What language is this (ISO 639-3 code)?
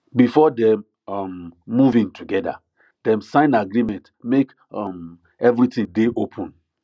pcm